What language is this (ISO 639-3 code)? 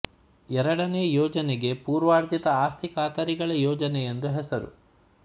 kan